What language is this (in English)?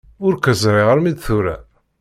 Kabyle